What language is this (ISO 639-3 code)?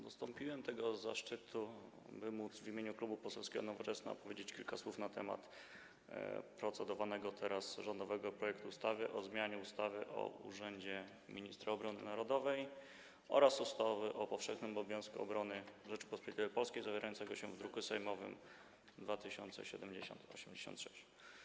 pol